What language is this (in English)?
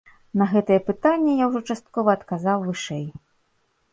Belarusian